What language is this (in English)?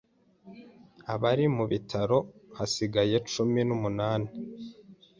Kinyarwanda